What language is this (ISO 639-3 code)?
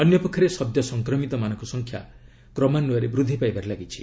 ori